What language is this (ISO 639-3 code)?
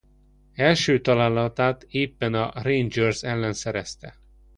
hun